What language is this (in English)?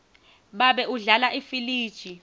Swati